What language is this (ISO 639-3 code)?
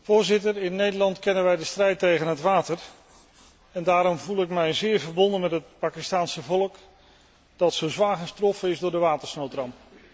nld